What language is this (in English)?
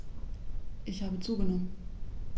German